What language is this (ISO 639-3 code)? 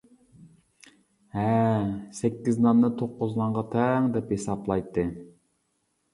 uig